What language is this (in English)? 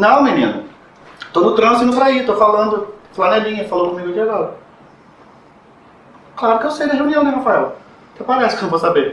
Portuguese